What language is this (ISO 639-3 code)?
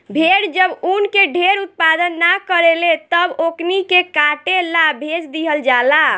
bho